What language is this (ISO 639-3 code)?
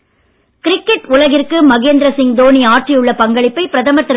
tam